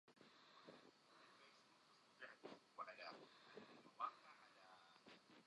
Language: Central Kurdish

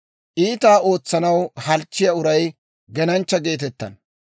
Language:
Dawro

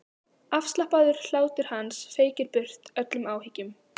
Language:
Icelandic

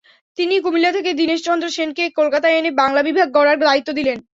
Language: Bangla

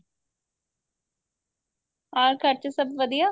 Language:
Punjabi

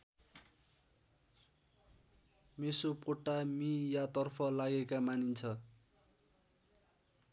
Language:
Nepali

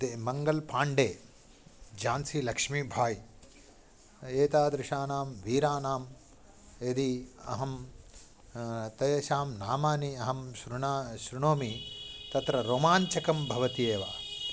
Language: Sanskrit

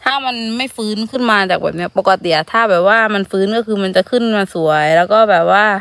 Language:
Thai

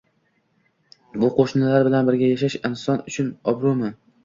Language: Uzbek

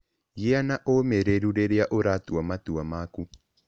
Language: Kikuyu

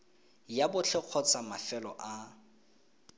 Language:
Tswana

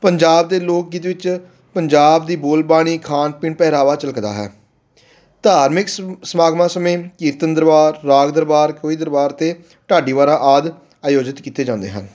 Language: Punjabi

